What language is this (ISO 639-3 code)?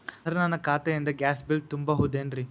kan